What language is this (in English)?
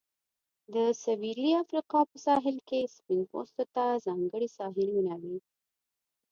Pashto